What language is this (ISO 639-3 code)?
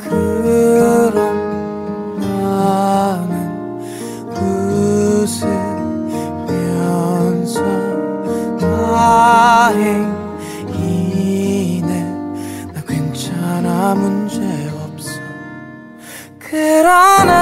kor